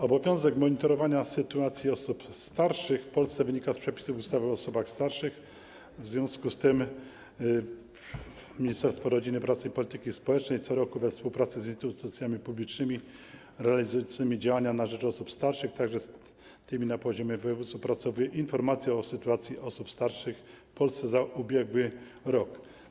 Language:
Polish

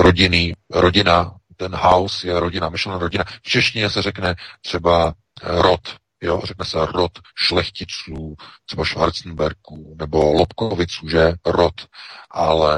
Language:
Czech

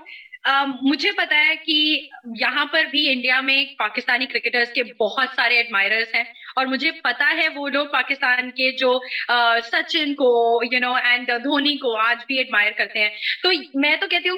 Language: Urdu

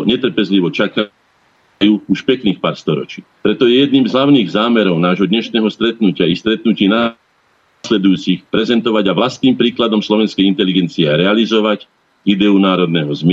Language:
Slovak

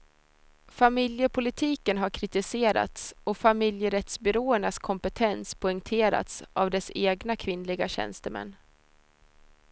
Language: Swedish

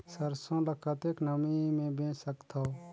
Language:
Chhattisgarhi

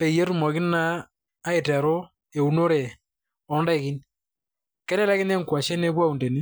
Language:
Masai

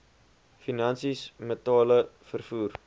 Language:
Afrikaans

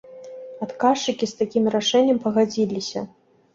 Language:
Belarusian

